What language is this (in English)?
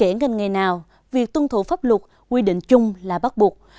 Vietnamese